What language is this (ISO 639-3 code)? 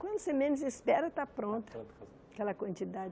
por